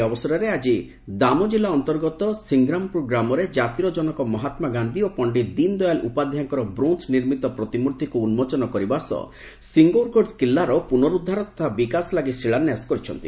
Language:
Odia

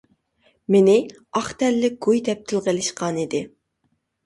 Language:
Uyghur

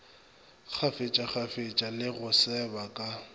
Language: Northern Sotho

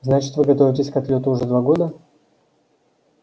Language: Russian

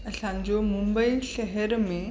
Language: Sindhi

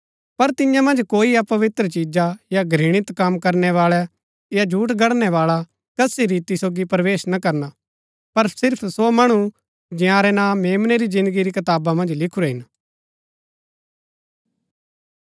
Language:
Gaddi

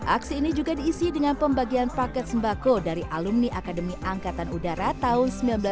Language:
Indonesian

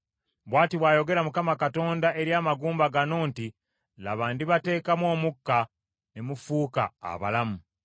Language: Ganda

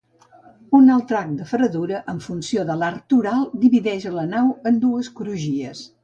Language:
Catalan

